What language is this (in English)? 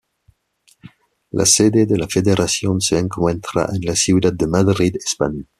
Spanish